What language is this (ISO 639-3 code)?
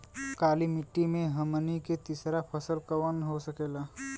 bho